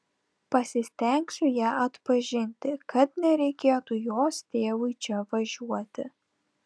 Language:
Lithuanian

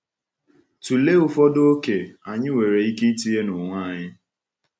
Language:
Igbo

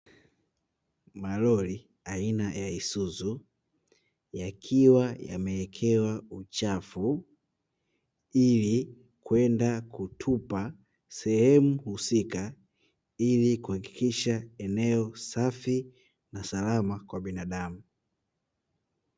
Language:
Swahili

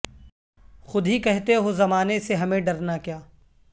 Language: Urdu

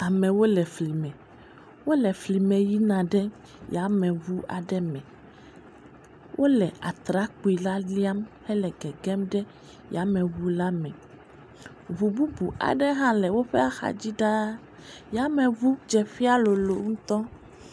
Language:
Ewe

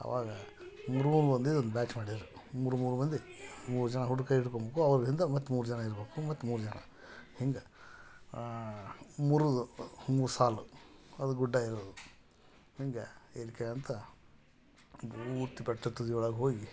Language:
Kannada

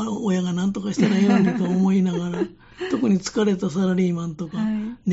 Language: Japanese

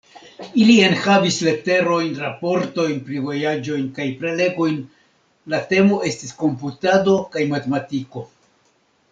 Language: Esperanto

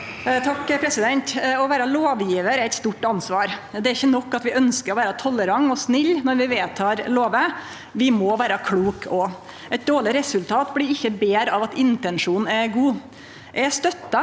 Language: Norwegian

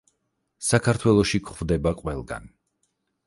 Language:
Georgian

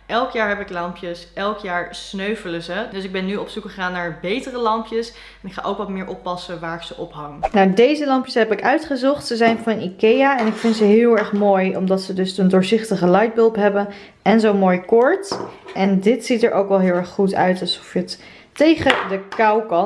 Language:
Dutch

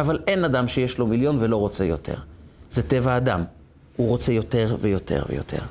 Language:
Hebrew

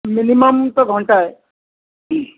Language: Odia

